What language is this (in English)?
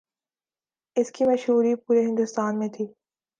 Urdu